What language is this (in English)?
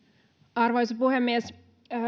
Finnish